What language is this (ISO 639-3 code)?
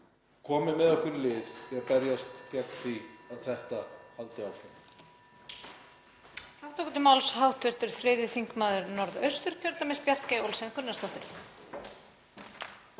isl